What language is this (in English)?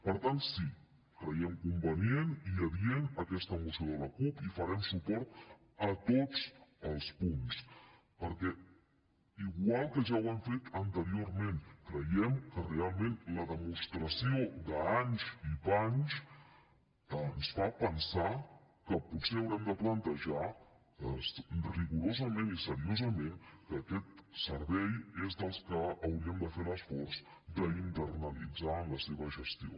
Catalan